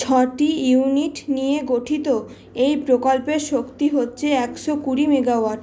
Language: Bangla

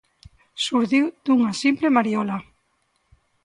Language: Galician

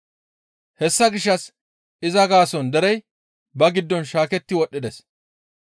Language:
Gamo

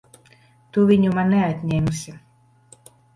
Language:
Latvian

